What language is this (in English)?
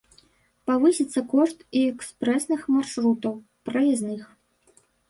Belarusian